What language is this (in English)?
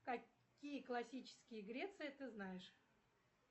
Russian